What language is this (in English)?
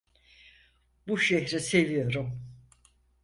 Turkish